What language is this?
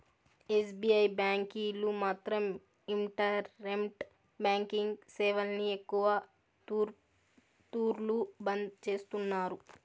Telugu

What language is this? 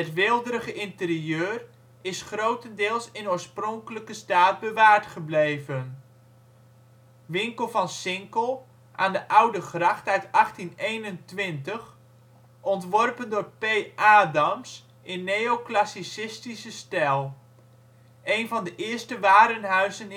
Dutch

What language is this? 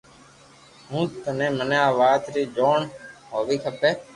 Loarki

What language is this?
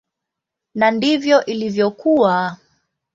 Swahili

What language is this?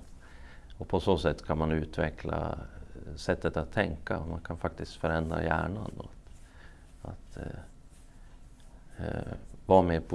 Swedish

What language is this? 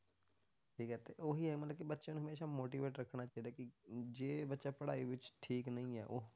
Punjabi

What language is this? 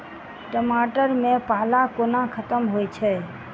Maithili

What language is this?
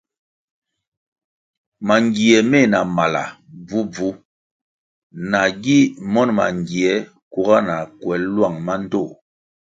Kwasio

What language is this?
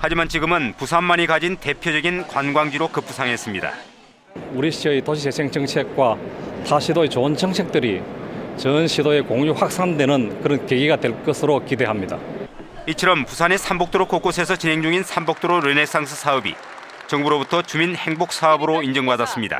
Korean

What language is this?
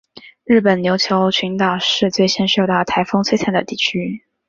Chinese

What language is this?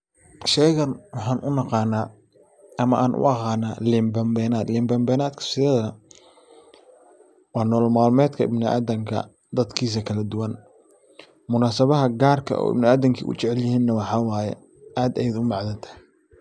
Somali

